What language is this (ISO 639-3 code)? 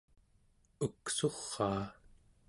esu